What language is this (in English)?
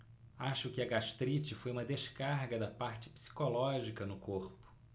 Portuguese